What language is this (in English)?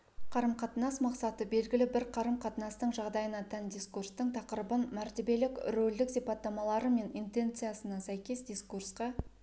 Kazakh